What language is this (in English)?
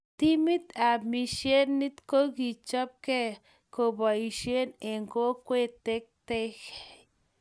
Kalenjin